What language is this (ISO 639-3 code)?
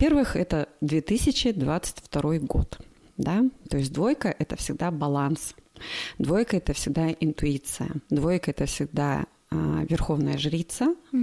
rus